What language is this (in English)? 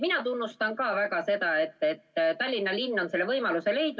Estonian